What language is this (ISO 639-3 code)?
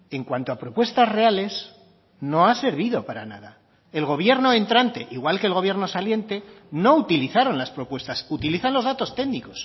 spa